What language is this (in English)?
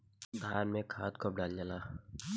Bhojpuri